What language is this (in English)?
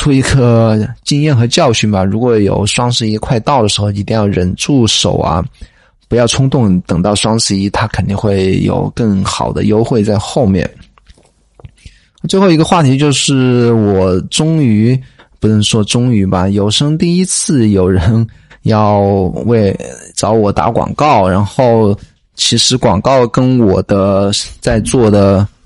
Chinese